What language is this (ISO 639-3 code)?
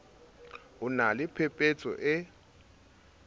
sot